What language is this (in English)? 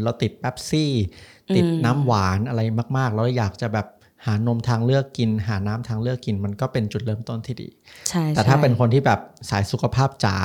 Thai